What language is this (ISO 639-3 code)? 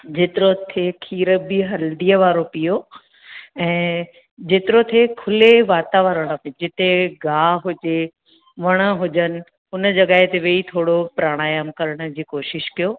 snd